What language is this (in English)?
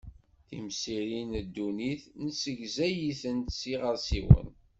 Kabyle